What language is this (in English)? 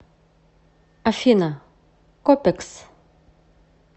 Russian